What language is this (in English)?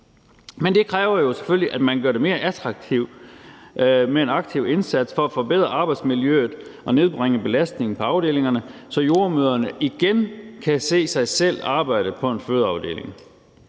Danish